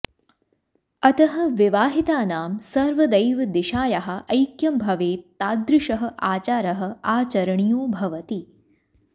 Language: Sanskrit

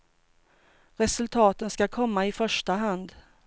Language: Swedish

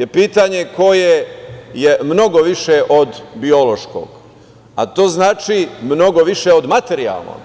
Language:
Serbian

